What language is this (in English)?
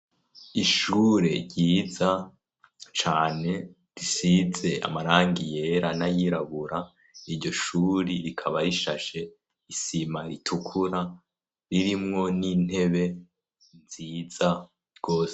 Rundi